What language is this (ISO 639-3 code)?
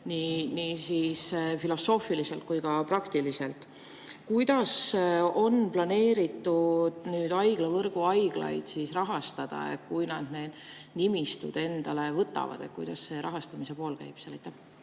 est